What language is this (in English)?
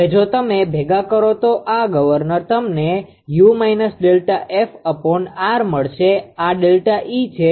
Gujarati